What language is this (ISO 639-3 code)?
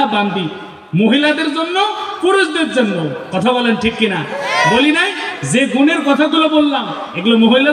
ara